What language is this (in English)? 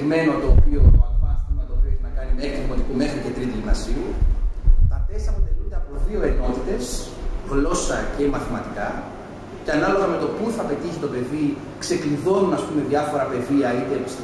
Greek